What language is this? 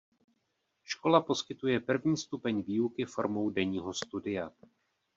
Czech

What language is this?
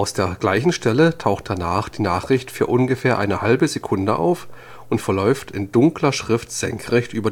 German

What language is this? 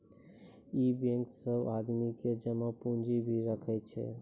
Maithili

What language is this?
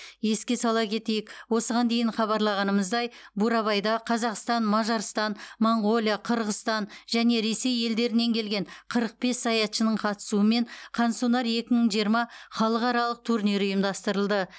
Kazakh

